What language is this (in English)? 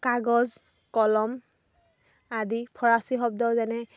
Assamese